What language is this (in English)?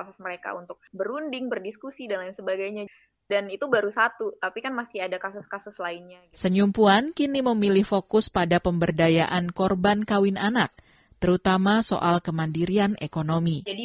Indonesian